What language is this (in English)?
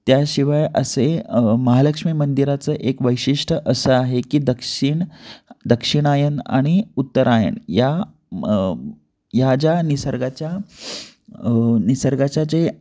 Marathi